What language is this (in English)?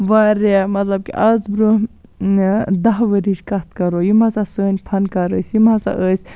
Kashmiri